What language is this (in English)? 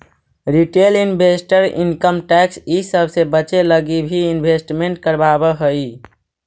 Magahi